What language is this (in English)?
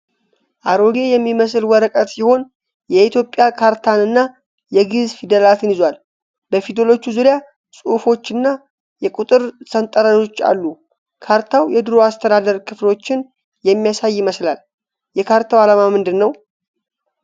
Amharic